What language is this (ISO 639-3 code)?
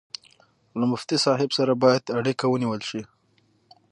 pus